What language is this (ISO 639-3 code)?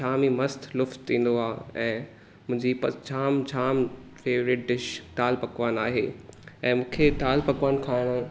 snd